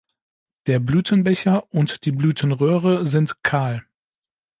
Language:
German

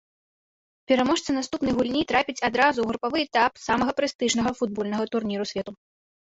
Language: Belarusian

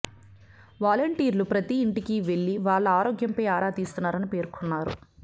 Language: Telugu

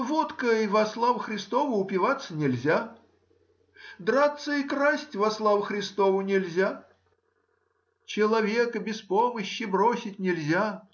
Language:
Russian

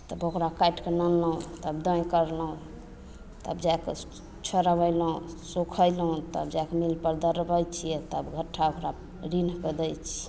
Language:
Maithili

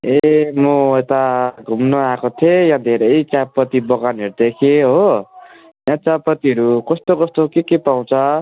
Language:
Nepali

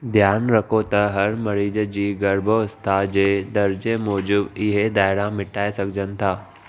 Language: Sindhi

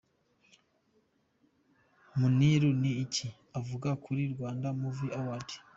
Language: Kinyarwanda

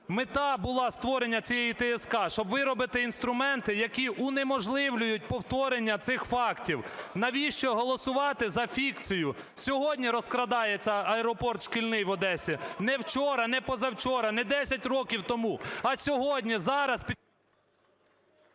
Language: Ukrainian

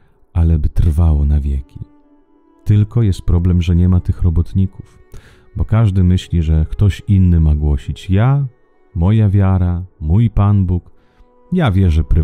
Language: Polish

